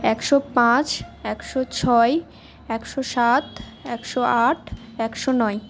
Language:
Bangla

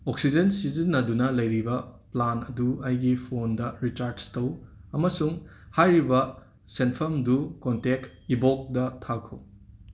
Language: Manipuri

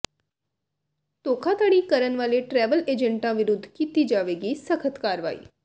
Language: Punjabi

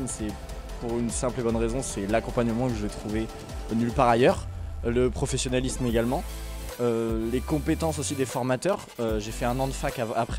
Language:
French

